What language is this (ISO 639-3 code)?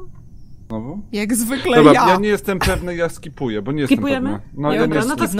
pol